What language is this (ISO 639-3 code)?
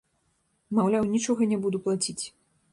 bel